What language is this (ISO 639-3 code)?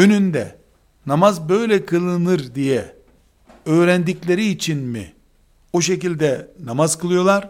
tur